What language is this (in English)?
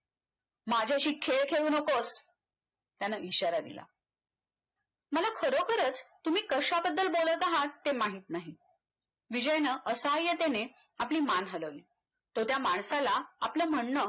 Marathi